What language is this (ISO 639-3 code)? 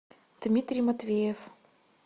rus